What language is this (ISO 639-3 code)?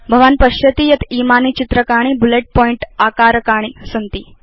san